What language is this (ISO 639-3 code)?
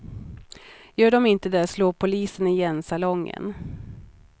swe